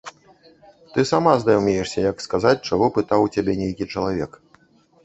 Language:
Belarusian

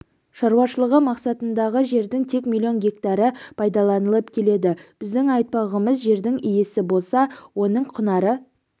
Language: Kazakh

